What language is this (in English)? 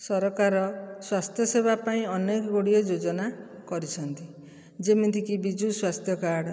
Odia